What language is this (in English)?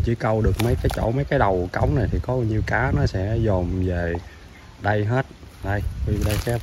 Vietnamese